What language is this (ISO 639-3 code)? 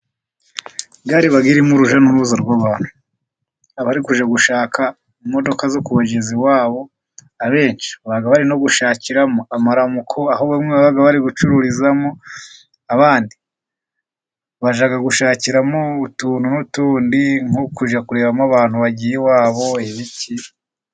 kin